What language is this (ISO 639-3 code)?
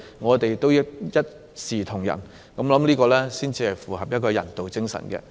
yue